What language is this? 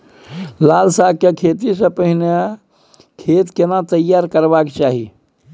Maithili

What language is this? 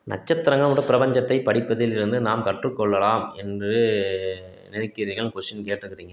Tamil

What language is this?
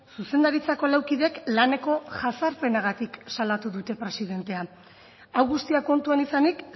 Basque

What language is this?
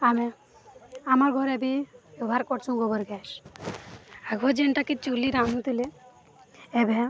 Odia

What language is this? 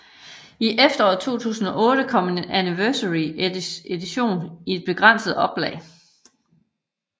Danish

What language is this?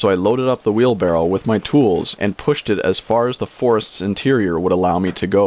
English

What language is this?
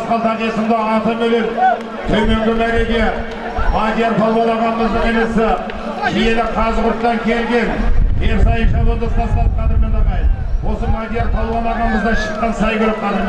Turkish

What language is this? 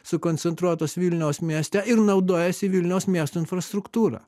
Lithuanian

